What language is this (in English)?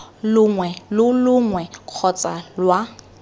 Tswana